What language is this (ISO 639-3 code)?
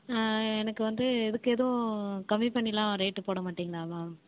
tam